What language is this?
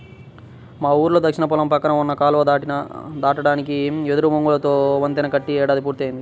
Telugu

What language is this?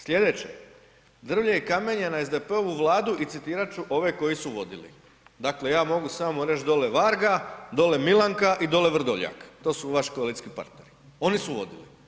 Croatian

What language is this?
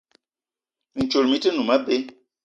Eton (Cameroon)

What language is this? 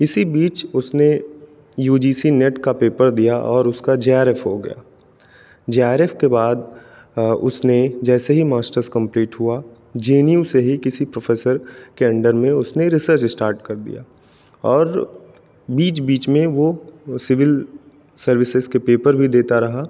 Hindi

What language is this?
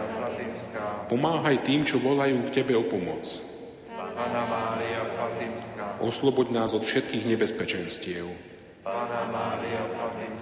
Slovak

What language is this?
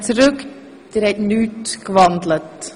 Swiss German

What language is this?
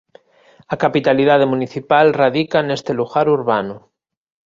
Galician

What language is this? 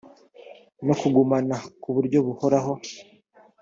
Kinyarwanda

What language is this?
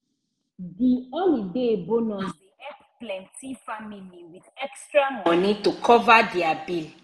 Nigerian Pidgin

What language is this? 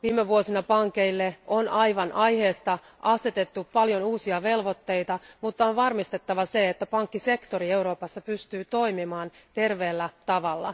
Finnish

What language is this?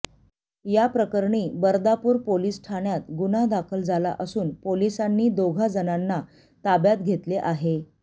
Marathi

